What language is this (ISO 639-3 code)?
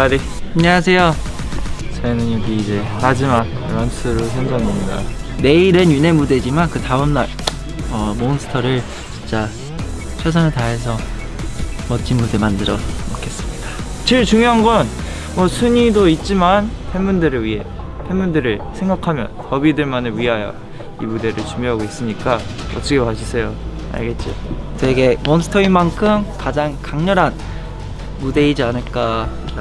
kor